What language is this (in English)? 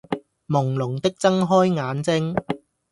Cantonese